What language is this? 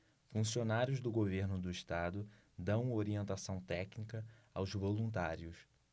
Portuguese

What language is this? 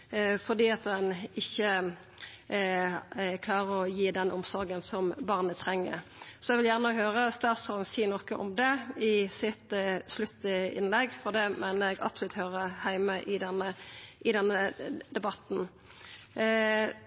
Norwegian Nynorsk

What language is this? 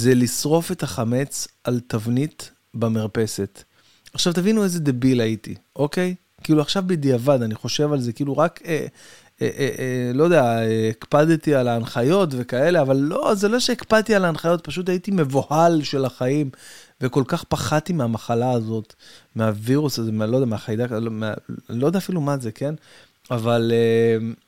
Hebrew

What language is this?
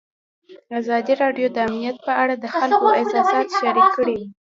Pashto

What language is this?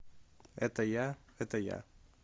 Russian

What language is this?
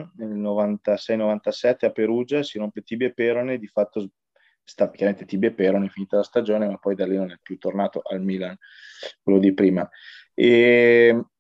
Italian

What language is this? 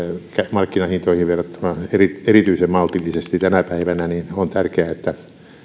Finnish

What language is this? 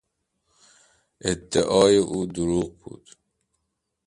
Persian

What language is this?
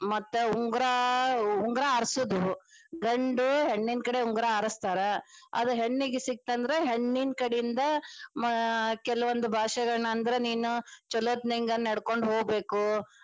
Kannada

